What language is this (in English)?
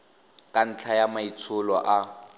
Tswana